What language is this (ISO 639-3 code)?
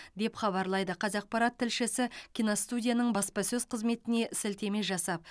kaz